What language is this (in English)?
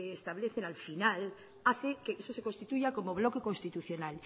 Spanish